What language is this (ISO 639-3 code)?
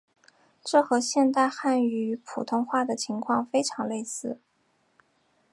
zho